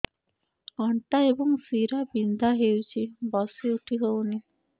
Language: Odia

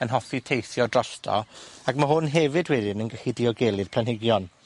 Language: Welsh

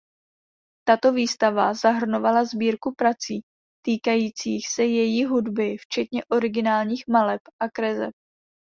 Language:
Czech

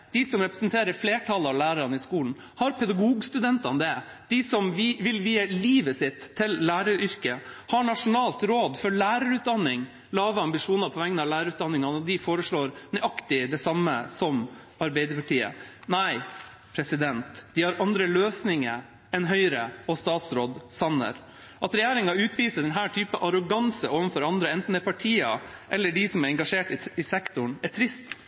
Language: Norwegian Bokmål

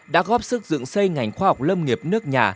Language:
Vietnamese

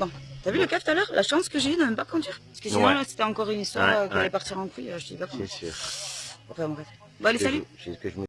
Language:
French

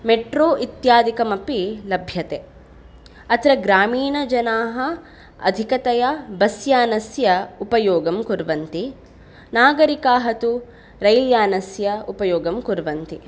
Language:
Sanskrit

